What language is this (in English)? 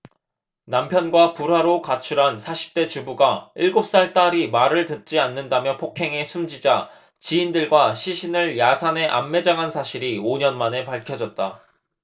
Korean